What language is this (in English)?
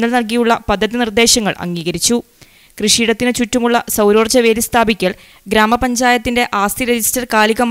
Hindi